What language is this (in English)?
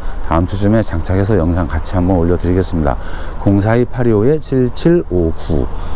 Korean